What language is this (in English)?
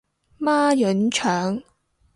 Cantonese